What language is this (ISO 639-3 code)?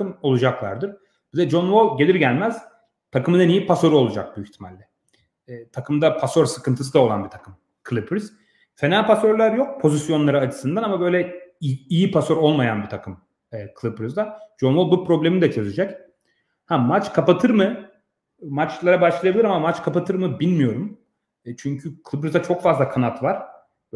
tur